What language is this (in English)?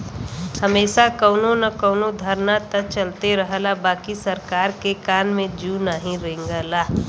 Bhojpuri